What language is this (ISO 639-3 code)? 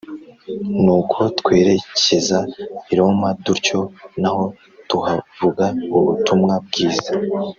kin